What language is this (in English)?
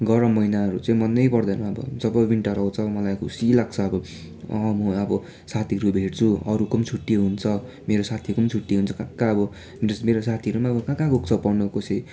Nepali